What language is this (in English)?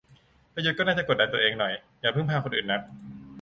Thai